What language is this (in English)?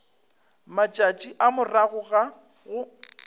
Northern Sotho